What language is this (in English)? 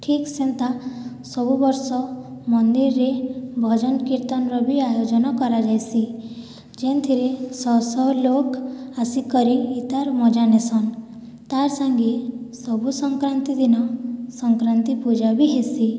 Odia